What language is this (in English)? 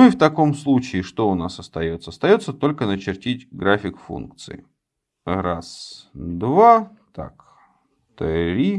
Russian